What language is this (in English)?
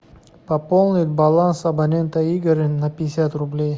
Russian